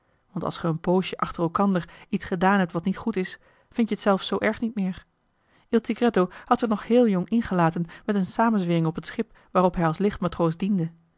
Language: Dutch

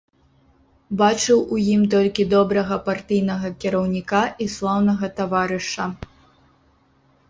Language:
Belarusian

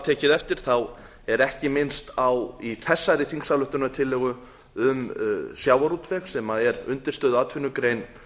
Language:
Icelandic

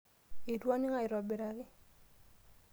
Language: Masai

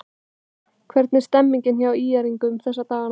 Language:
Icelandic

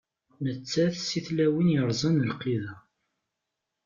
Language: Kabyle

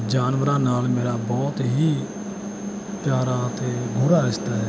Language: Punjabi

